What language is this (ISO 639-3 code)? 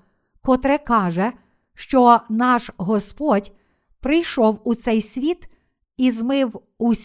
ukr